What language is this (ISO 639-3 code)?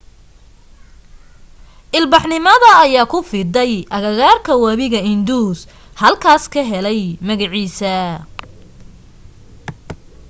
som